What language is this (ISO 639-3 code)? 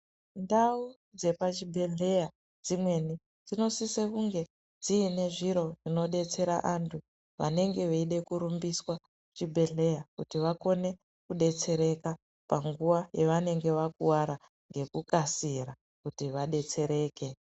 ndc